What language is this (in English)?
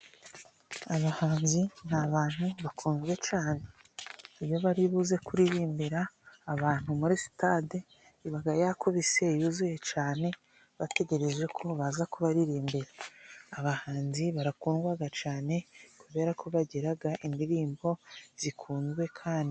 Kinyarwanda